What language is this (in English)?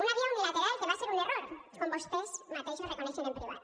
Catalan